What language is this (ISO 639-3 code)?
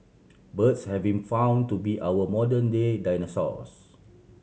eng